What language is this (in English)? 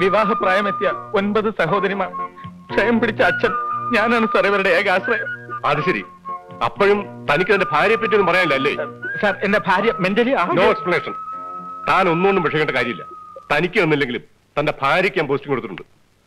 Malayalam